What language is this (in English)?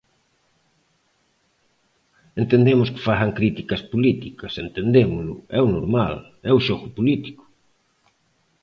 Galician